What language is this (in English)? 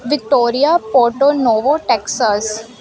Punjabi